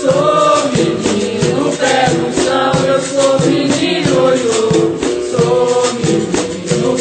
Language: Romanian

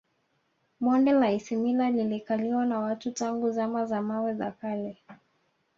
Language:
Swahili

